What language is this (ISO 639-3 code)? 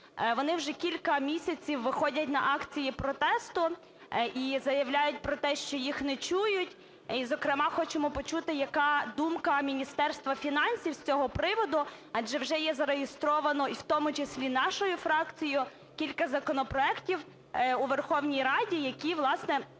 ukr